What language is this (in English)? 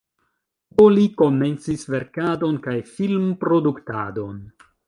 Esperanto